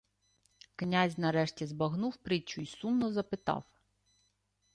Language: Ukrainian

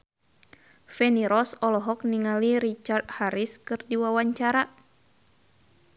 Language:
Sundanese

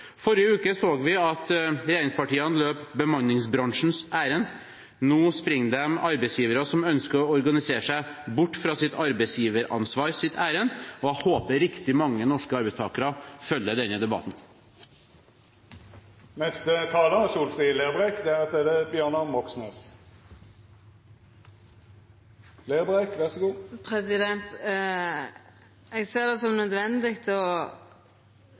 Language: Norwegian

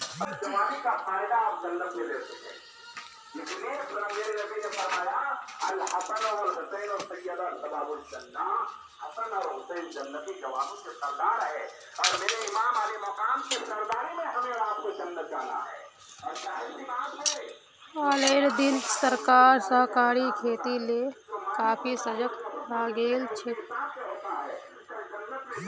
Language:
Magahi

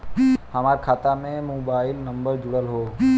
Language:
Bhojpuri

